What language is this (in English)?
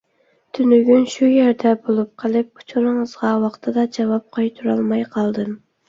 Uyghur